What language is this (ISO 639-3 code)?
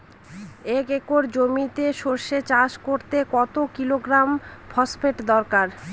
ben